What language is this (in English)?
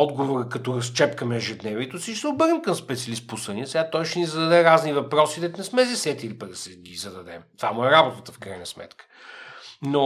Bulgarian